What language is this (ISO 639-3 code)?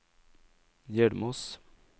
nor